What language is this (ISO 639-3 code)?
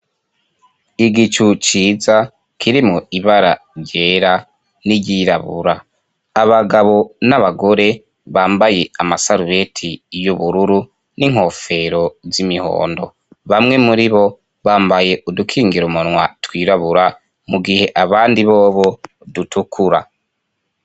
run